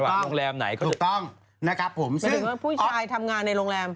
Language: Thai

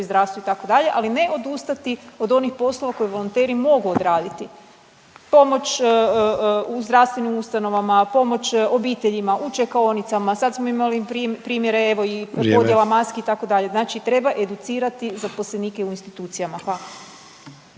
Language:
Croatian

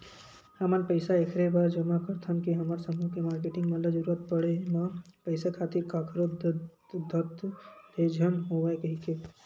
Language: Chhattisgarhi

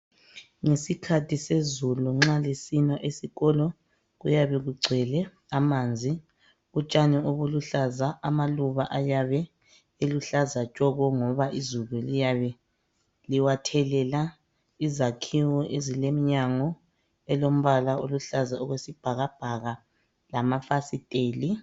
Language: North Ndebele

